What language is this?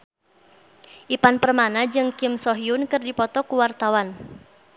Sundanese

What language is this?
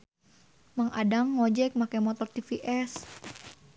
Sundanese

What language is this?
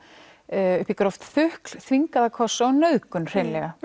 Icelandic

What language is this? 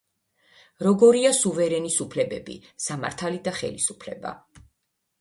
Georgian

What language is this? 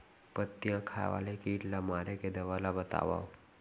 Chhattisgarhi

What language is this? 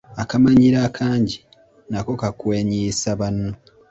Ganda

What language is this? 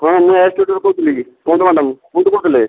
Odia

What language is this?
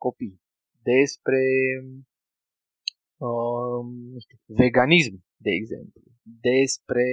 Romanian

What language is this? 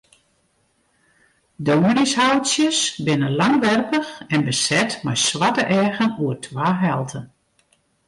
Western Frisian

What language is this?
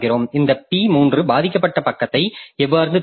Tamil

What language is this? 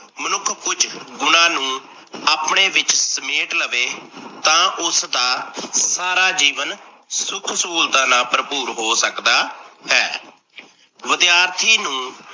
Punjabi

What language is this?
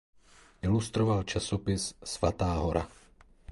Czech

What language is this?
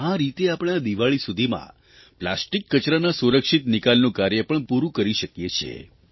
Gujarati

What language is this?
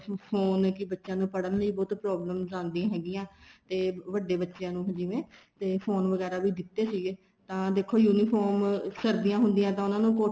Punjabi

